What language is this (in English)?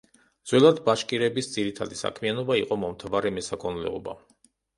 Georgian